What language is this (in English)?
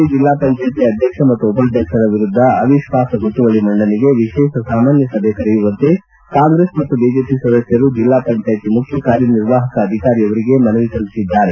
Kannada